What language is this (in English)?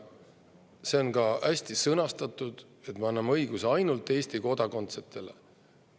Estonian